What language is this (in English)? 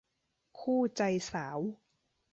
Thai